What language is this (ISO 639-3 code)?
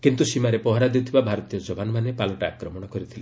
ori